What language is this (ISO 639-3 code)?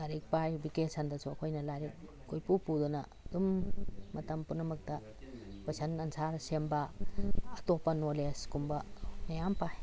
mni